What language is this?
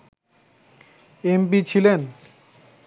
Bangla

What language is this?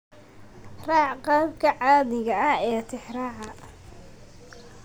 Somali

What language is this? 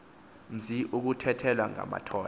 Xhosa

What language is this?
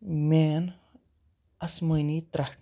Kashmiri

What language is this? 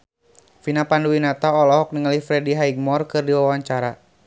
Sundanese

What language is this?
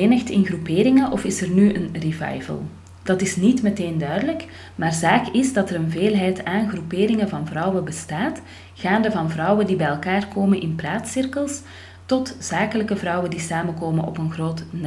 Dutch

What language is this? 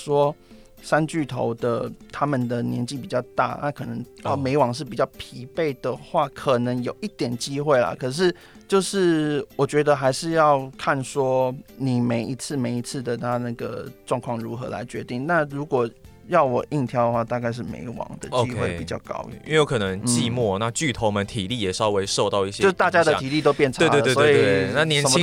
Chinese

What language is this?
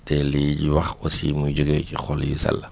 Wolof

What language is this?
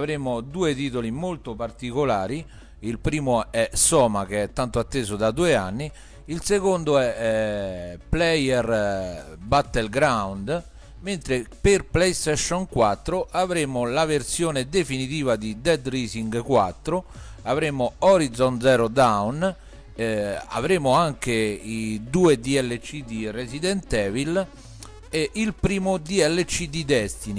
Italian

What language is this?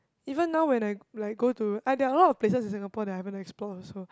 English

